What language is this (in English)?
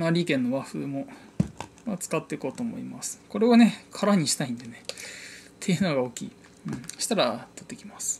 Japanese